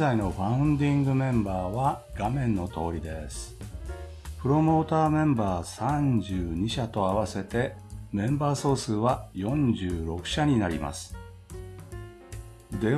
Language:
Japanese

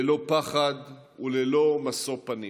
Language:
Hebrew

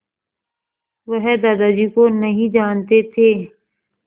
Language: Hindi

